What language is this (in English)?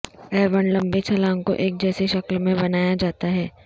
Urdu